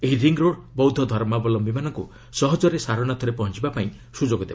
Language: Odia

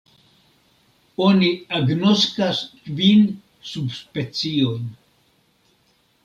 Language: Esperanto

